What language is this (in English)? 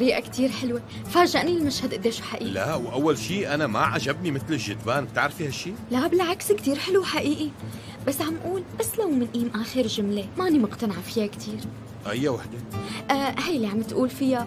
Arabic